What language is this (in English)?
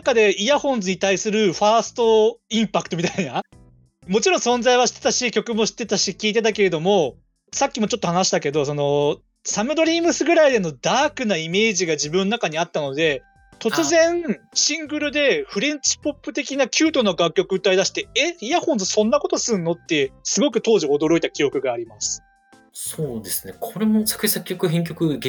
Japanese